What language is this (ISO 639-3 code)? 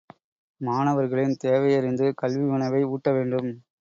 tam